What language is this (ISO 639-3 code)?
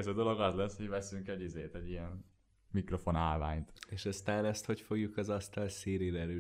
hun